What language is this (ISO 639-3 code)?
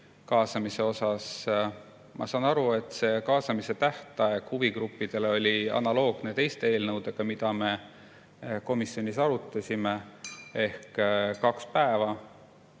est